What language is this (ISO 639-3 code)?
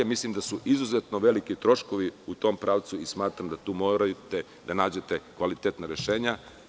srp